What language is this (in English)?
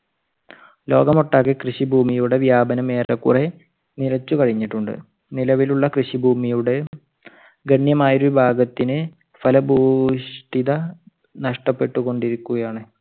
Malayalam